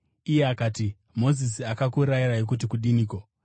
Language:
Shona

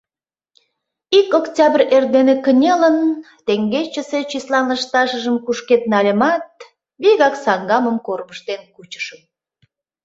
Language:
Mari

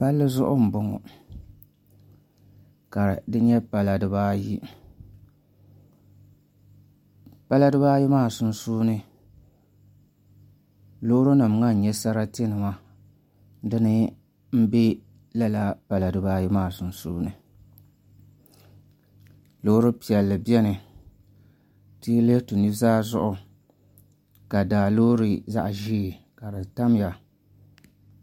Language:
Dagbani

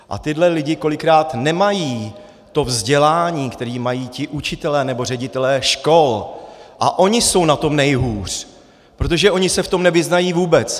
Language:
Czech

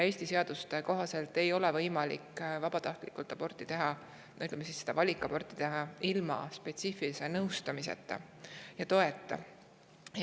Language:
Estonian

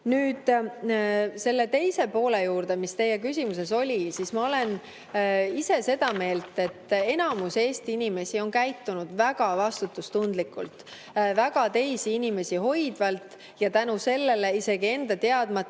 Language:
Estonian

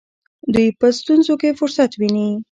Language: Pashto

